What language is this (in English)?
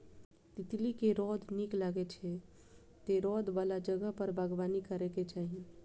Maithili